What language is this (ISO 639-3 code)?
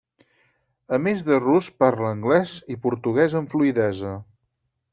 cat